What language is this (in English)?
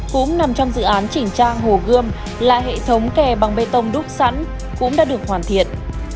Vietnamese